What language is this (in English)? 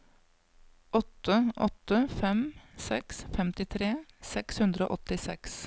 Norwegian